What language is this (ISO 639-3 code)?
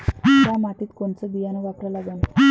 mar